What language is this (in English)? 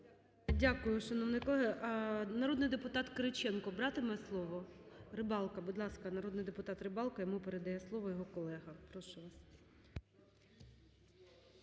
Ukrainian